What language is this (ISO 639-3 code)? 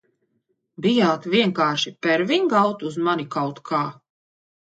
lav